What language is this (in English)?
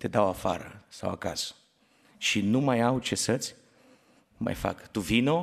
Romanian